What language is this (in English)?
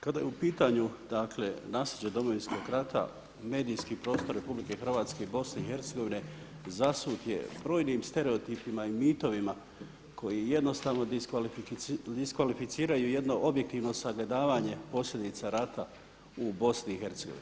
Croatian